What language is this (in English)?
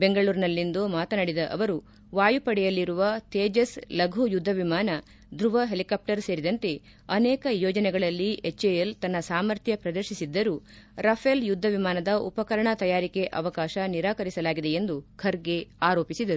Kannada